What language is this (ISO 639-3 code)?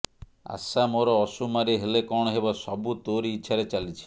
ori